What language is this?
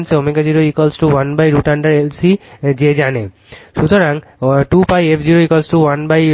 Bangla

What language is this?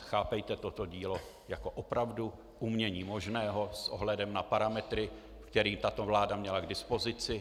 Czech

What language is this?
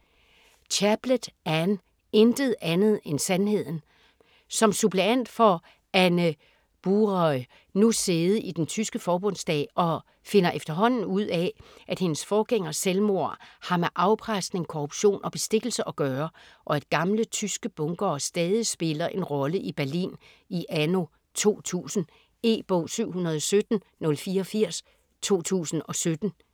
Danish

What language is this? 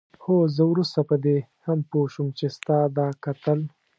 Pashto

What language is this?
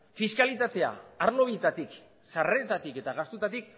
Basque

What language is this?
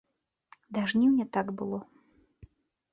Belarusian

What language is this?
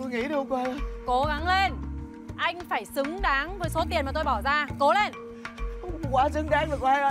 Vietnamese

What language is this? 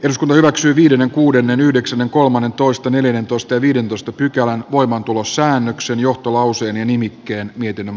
Finnish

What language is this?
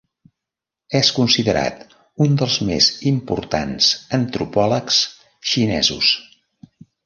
Catalan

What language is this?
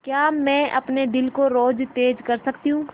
Hindi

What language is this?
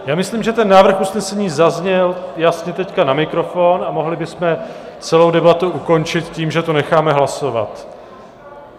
Czech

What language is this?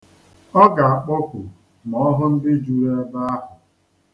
Igbo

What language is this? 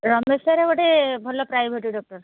Odia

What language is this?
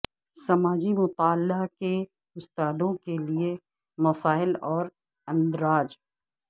Urdu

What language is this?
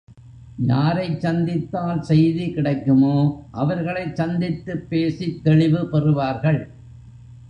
Tamil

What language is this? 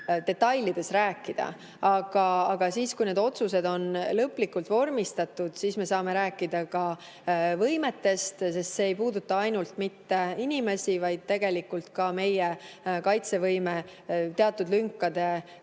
Estonian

